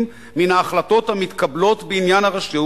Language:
Hebrew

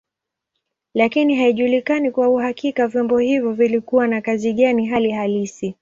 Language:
Swahili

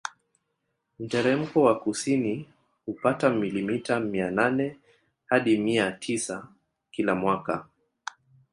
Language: Swahili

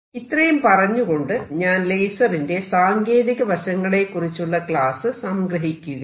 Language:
Malayalam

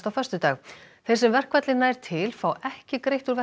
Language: Icelandic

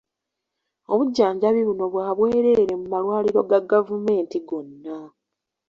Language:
Ganda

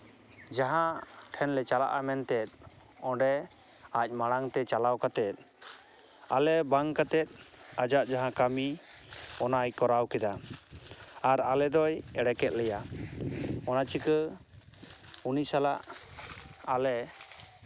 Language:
Santali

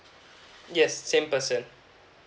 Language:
English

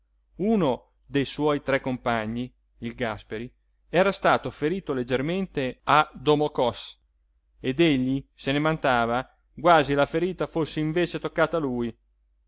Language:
Italian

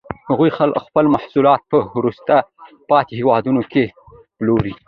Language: Pashto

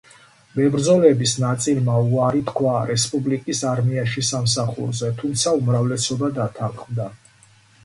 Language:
Georgian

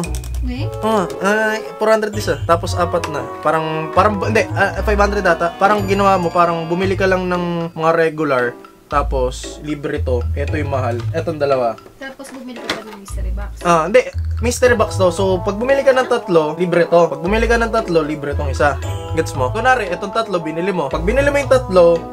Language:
Filipino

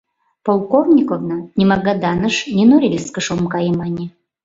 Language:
Mari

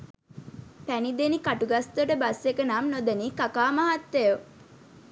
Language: Sinhala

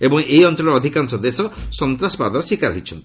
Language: Odia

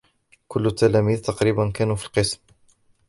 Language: Arabic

